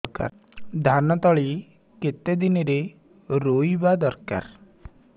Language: Odia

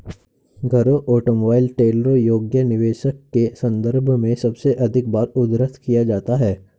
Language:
Hindi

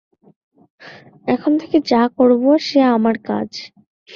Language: Bangla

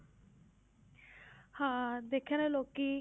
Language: Punjabi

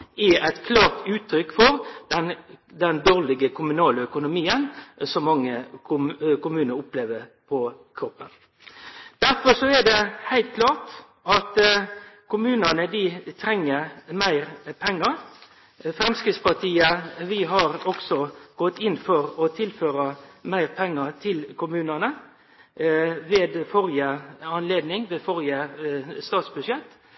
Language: Norwegian Nynorsk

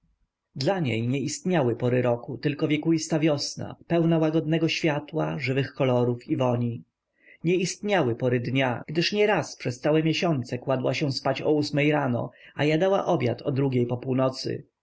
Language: Polish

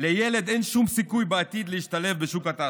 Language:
Hebrew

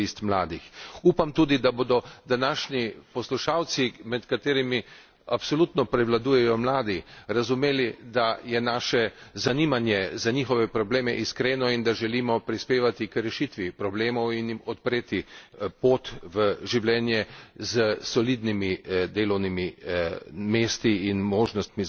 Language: Slovenian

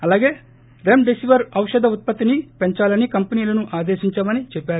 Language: Telugu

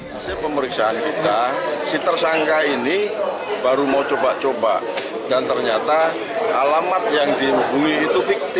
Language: Indonesian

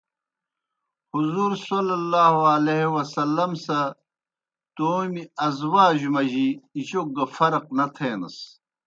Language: Kohistani Shina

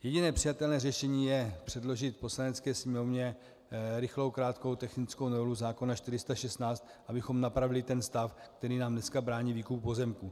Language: Czech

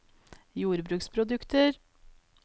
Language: Norwegian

